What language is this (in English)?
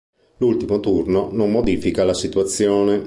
Italian